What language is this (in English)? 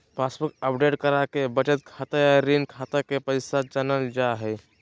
Magahi